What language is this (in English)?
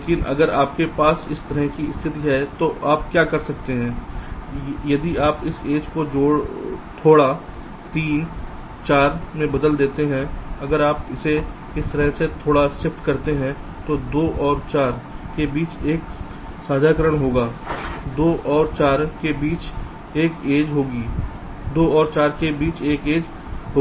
Hindi